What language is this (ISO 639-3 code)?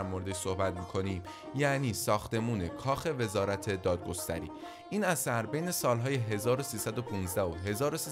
fas